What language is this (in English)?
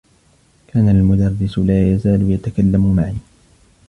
Arabic